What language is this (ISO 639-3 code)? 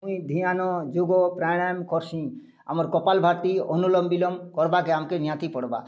ori